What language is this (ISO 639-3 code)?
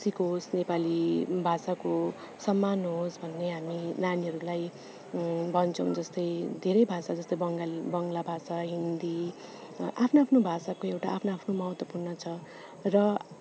nep